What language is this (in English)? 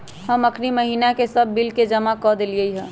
Magahi